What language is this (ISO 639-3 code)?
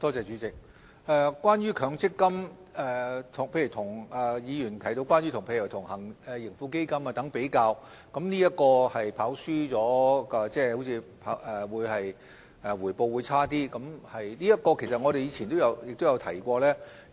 yue